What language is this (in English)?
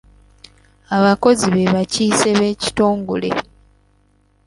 Ganda